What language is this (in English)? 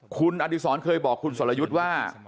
Thai